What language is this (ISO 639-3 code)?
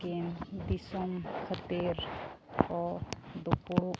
sat